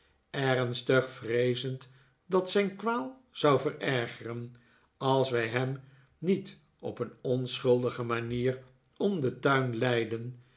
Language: Dutch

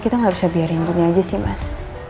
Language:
Indonesian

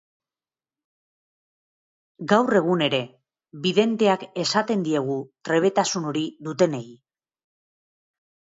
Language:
Basque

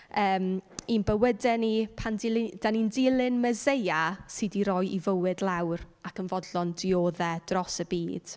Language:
Welsh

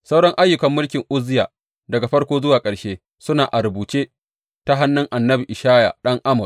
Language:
Hausa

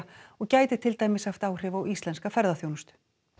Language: Icelandic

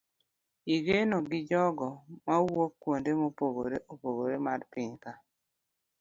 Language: Luo (Kenya and Tanzania)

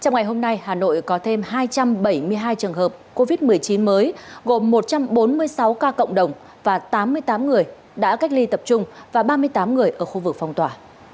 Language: Vietnamese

